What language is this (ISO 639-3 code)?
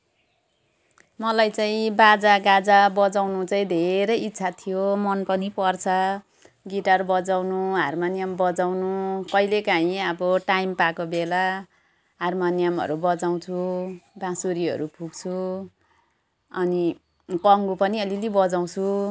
nep